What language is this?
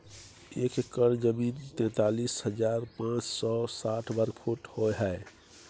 Maithili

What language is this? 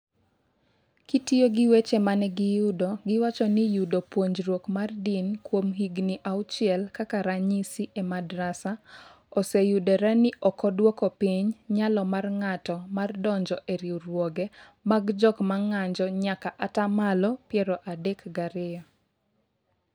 Luo (Kenya and Tanzania)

